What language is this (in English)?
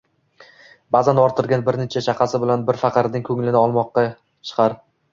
Uzbek